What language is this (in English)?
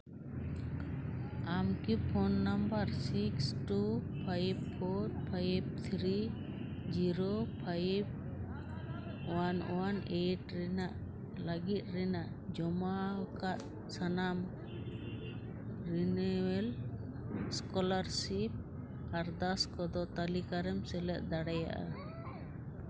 Santali